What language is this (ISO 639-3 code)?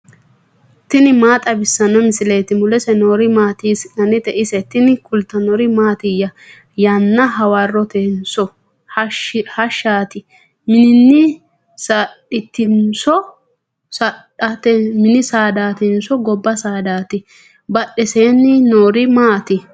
sid